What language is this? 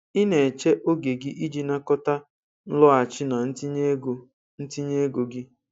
Igbo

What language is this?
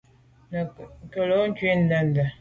Medumba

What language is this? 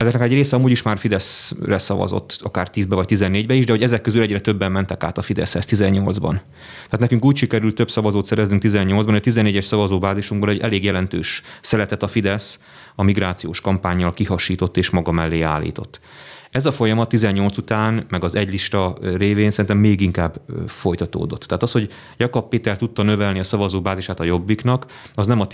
Hungarian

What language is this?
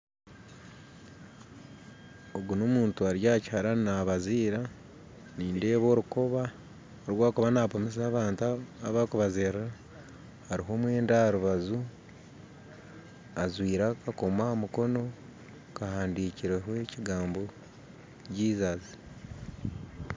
Nyankole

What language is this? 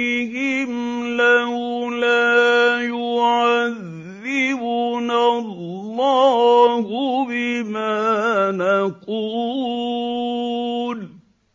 Arabic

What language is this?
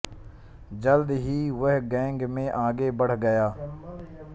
Hindi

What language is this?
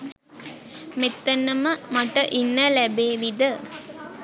Sinhala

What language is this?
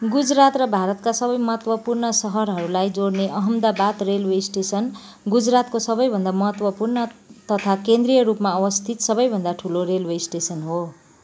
Nepali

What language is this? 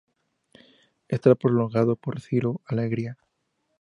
Spanish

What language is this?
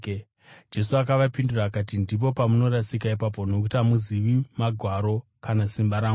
Shona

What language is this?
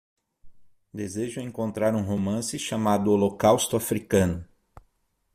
Portuguese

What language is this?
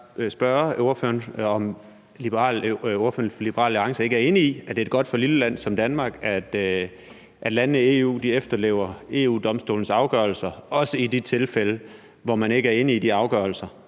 Danish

